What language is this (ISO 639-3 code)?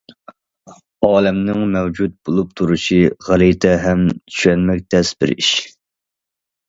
uig